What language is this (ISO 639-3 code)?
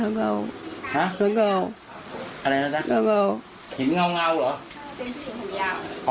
tha